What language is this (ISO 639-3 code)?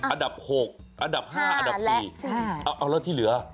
tha